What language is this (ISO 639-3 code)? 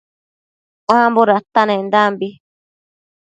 mcf